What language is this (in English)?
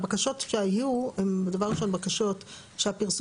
Hebrew